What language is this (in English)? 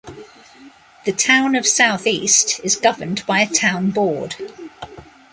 English